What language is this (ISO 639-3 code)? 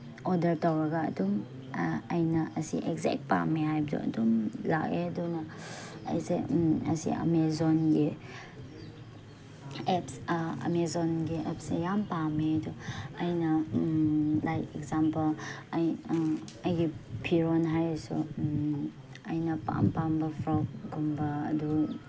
mni